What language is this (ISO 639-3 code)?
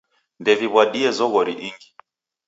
dav